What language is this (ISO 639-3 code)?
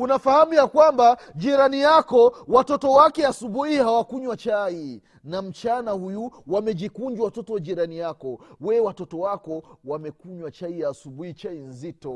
swa